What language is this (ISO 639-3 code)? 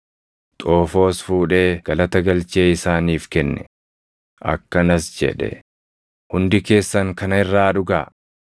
orm